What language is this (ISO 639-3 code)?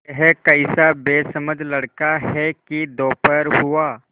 hin